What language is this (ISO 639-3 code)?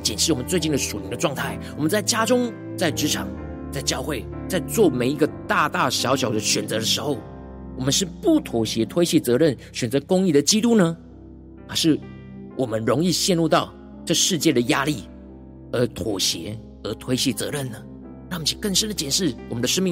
zho